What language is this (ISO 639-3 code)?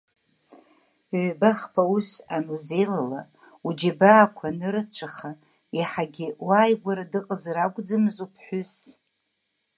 abk